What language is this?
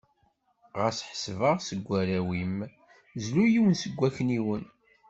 Kabyle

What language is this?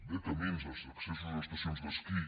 Catalan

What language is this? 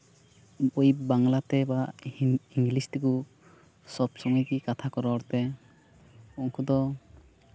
Santali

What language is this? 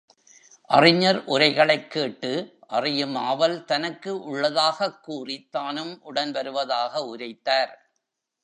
Tamil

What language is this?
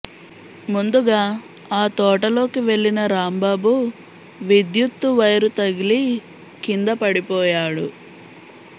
Telugu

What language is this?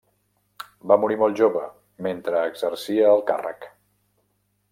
Catalan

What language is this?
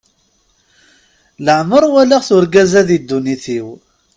Kabyle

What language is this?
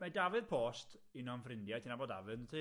Welsh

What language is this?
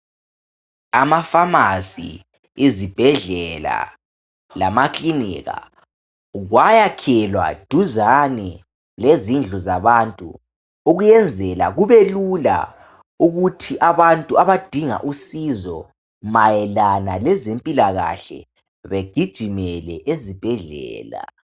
North Ndebele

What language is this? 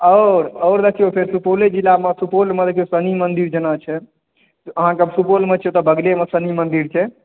Maithili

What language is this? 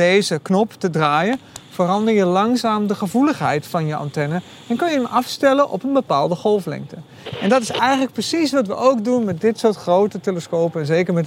Dutch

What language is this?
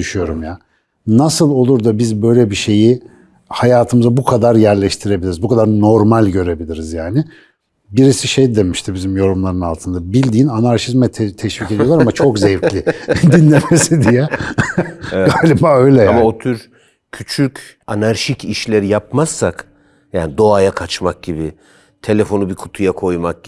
Turkish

